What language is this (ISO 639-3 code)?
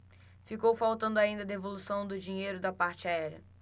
por